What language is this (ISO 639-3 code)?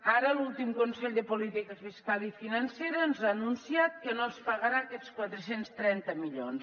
cat